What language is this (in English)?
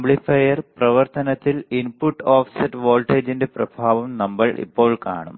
Malayalam